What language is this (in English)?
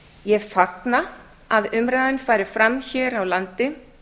Icelandic